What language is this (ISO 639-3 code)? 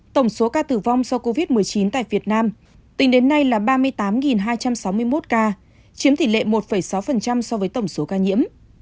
vie